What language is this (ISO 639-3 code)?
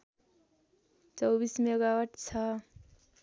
nep